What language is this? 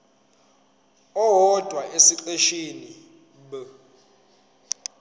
Zulu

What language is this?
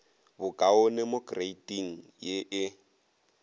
Northern Sotho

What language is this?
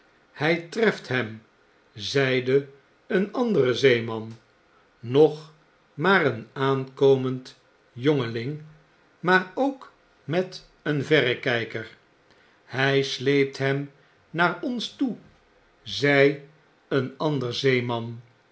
Dutch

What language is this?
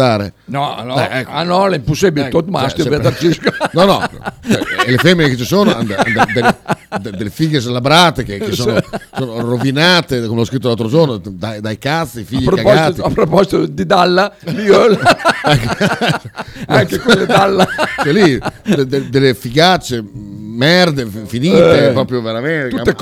Italian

